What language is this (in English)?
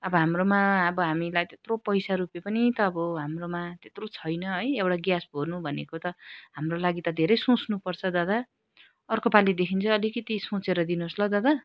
Nepali